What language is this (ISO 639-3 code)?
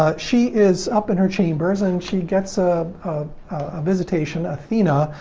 eng